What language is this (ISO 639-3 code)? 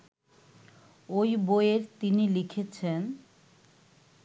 ben